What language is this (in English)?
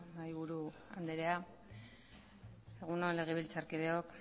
Basque